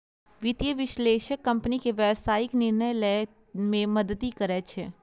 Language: Maithili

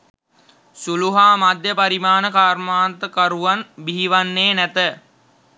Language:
Sinhala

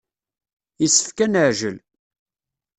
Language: Kabyle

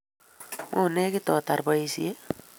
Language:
Kalenjin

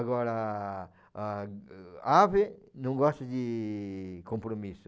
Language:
Portuguese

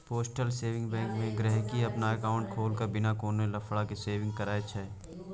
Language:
Maithili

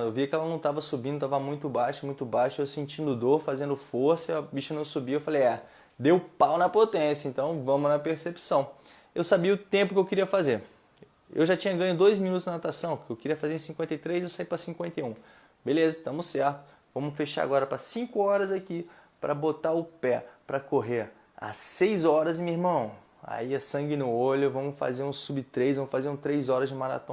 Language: Portuguese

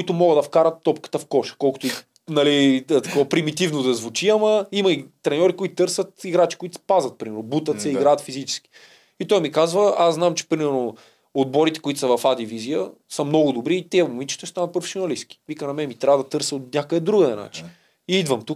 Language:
Bulgarian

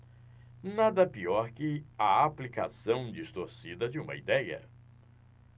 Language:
Portuguese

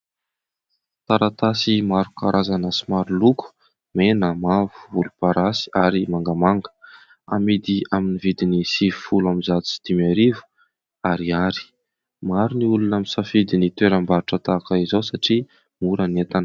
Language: Malagasy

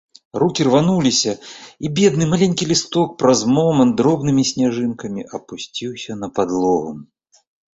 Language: Belarusian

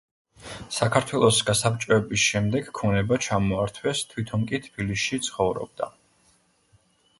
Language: Georgian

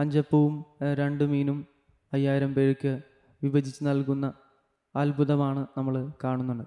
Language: Malayalam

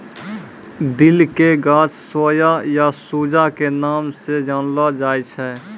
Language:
Maithili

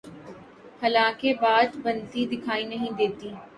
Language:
Urdu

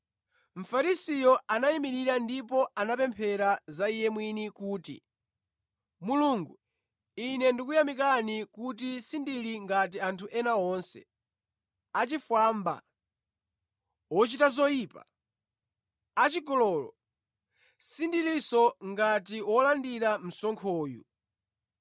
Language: Nyanja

